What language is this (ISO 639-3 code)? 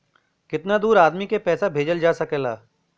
bho